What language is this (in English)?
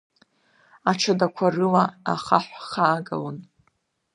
Abkhazian